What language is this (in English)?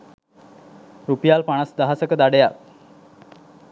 Sinhala